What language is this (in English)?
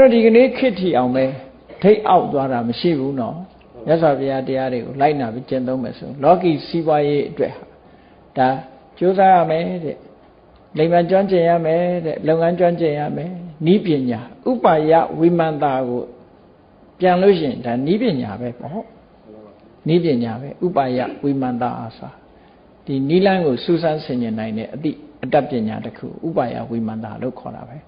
Vietnamese